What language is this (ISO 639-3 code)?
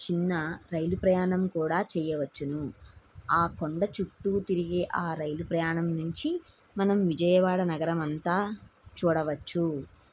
tel